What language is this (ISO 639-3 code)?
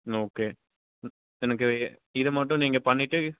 tam